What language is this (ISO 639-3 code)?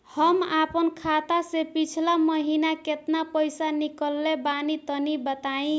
bho